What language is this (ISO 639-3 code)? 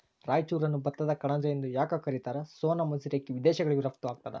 kan